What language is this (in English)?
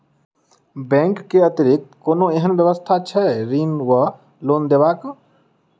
Maithili